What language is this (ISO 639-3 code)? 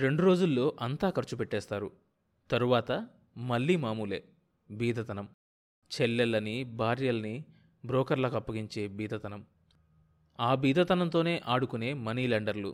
tel